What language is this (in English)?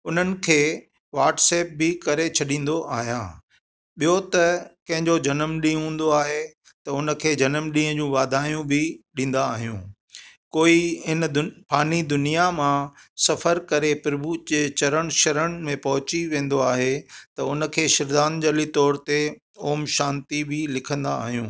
Sindhi